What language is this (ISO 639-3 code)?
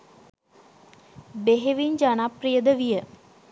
sin